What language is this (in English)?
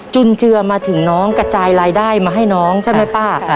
Thai